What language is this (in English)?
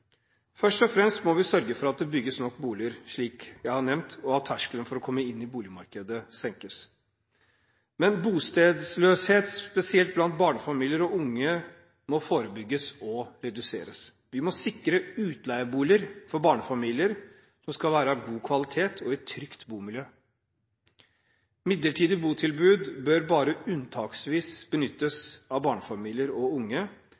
Norwegian Bokmål